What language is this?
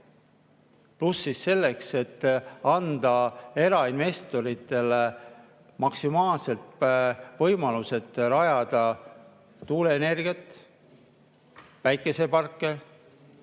Estonian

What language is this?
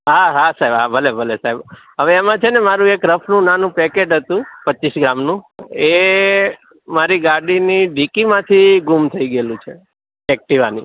Gujarati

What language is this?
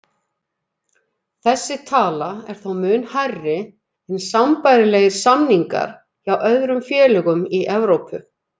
Icelandic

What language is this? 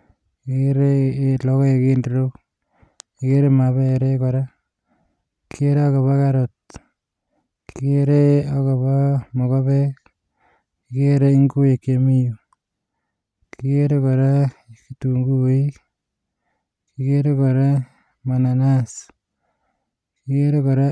Kalenjin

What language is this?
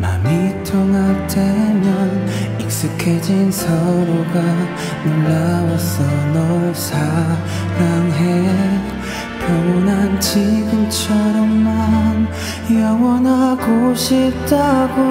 Korean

